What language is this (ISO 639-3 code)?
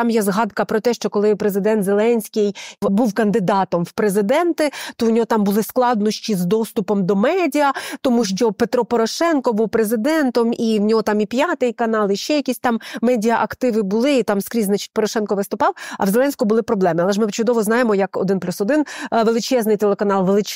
ukr